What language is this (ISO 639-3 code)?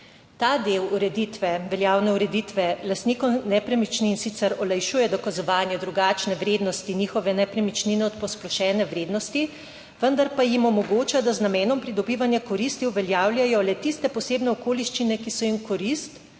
slv